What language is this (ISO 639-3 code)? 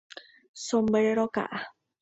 grn